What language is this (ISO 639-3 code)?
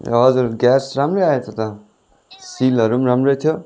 nep